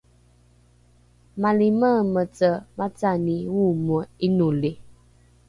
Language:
Rukai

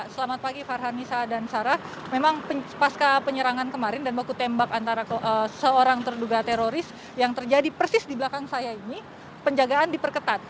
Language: Indonesian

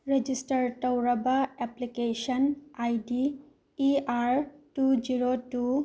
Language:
Manipuri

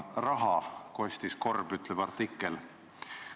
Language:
Estonian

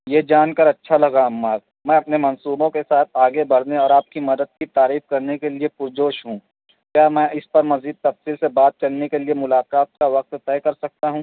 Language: Urdu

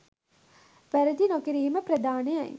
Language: Sinhala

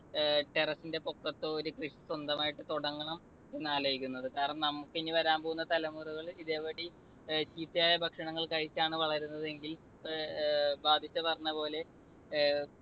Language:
Malayalam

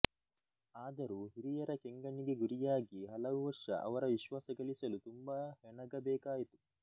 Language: Kannada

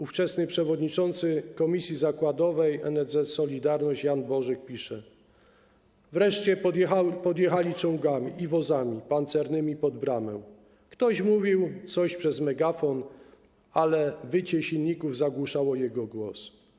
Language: Polish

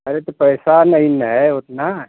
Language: Hindi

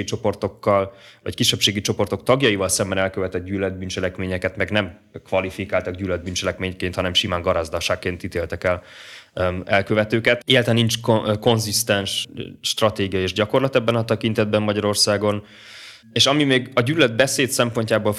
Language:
Hungarian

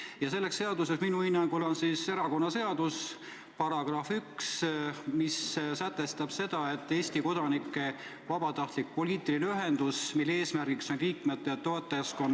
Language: Estonian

